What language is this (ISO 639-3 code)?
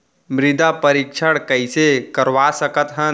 hne